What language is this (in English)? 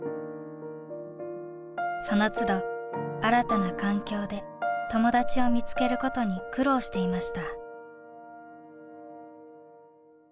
Japanese